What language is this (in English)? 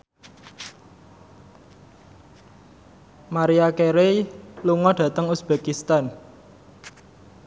Javanese